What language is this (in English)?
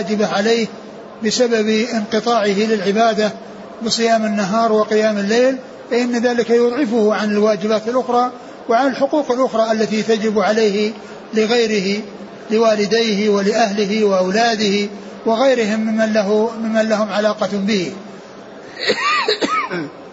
Arabic